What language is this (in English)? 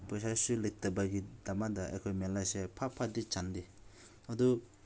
Manipuri